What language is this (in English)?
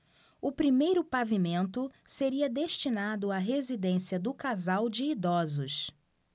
Portuguese